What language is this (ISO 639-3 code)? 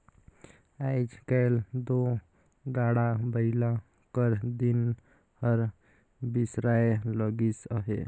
hne